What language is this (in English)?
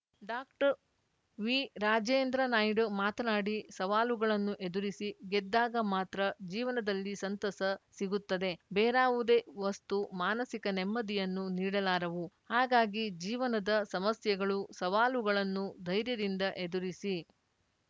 Kannada